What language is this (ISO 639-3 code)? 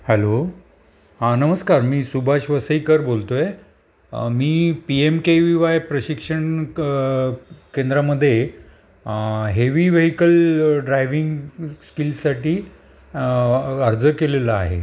mar